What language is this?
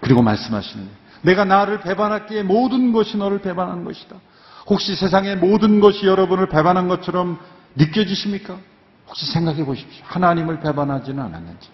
Korean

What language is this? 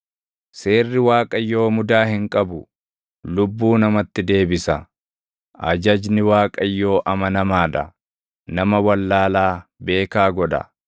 Oromo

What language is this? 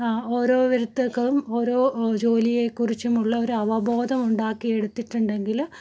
Malayalam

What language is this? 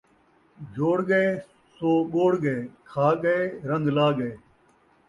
Saraiki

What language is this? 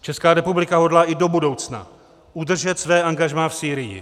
Czech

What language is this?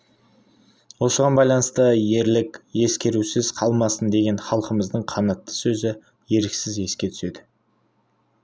Kazakh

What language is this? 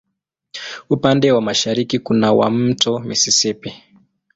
Swahili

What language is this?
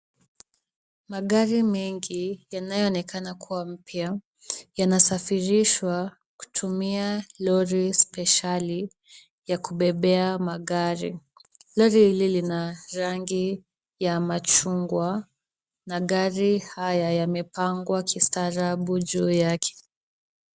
Swahili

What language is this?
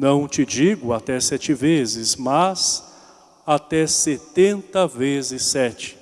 Portuguese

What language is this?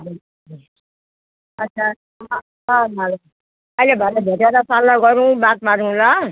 Nepali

